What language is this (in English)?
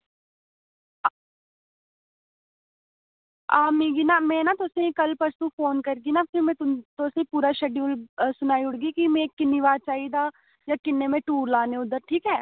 Dogri